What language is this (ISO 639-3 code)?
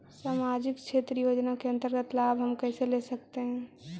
mag